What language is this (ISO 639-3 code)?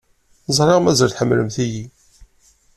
kab